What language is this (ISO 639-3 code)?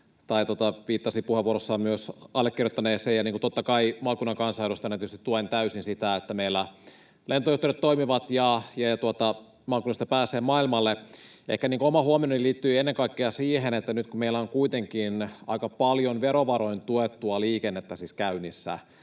fin